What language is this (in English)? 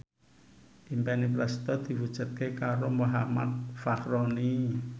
Javanese